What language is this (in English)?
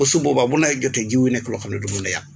Wolof